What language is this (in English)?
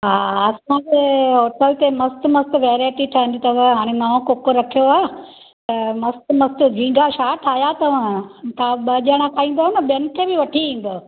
Sindhi